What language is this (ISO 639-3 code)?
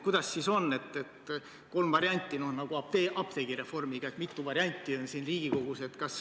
est